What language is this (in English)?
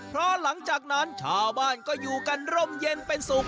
Thai